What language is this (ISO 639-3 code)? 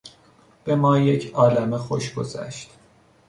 fas